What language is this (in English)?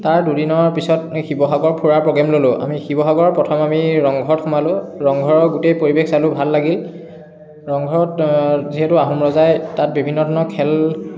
Assamese